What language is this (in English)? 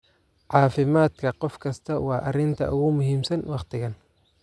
Somali